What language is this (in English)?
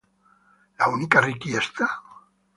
Italian